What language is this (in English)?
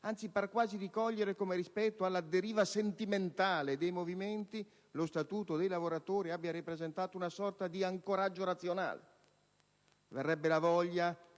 Italian